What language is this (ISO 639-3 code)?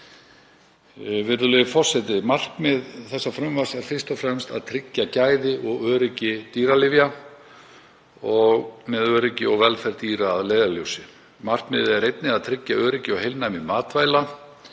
isl